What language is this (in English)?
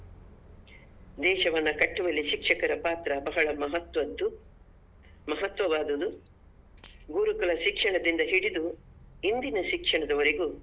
Kannada